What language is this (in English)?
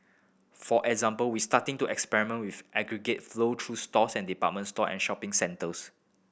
English